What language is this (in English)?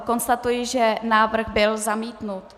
Czech